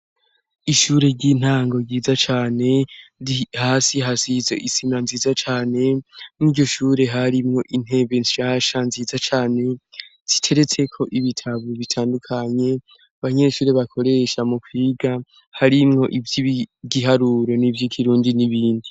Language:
Rundi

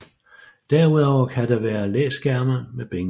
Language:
Danish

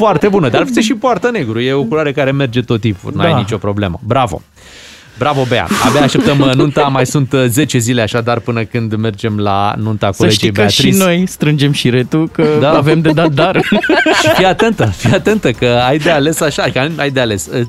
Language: Romanian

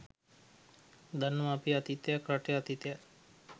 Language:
Sinhala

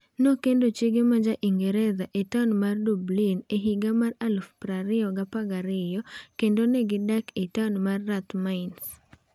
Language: Luo (Kenya and Tanzania)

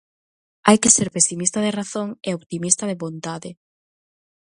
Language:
Galician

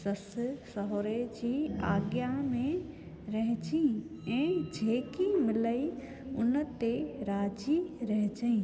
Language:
Sindhi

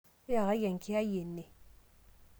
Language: Masai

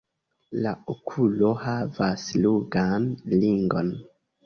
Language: Esperanto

